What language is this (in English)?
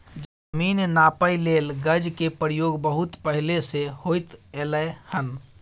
Maithili